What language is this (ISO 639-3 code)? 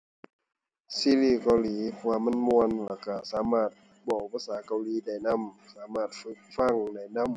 tha